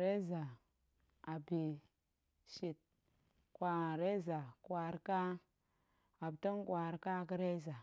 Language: Goemai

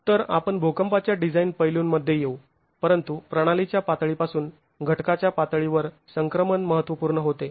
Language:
Marathi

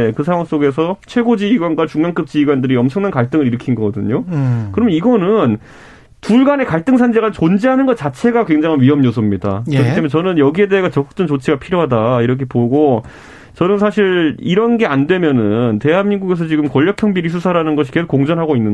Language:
Korean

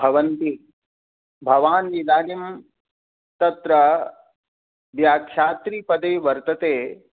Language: Sanskrit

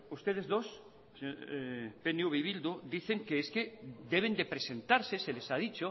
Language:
Spanish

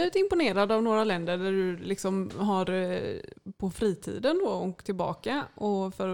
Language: Swedish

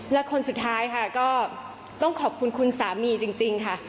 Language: Thai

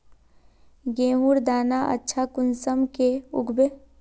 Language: Magahi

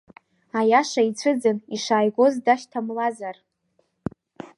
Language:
Abkhazian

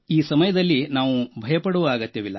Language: Kannada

